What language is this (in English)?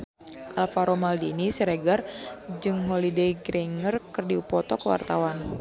Sundanese